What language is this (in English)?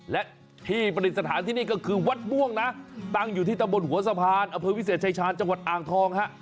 Thai